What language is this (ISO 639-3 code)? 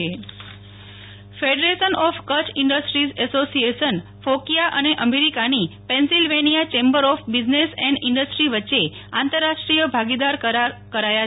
guj